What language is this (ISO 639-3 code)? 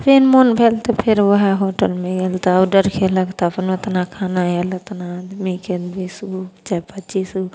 mai